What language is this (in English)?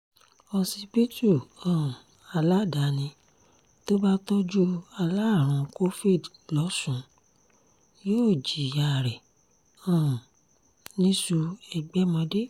Yoruba